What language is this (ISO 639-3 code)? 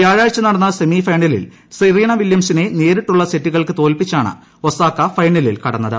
mal